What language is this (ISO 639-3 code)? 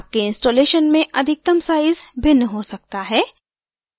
hin